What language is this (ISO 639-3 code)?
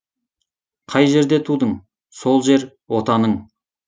kaz